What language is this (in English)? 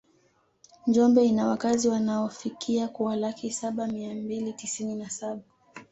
Swahili